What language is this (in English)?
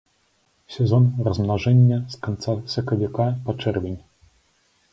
Belarusian